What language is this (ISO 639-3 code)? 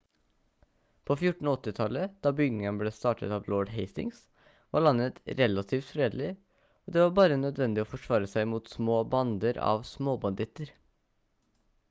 nob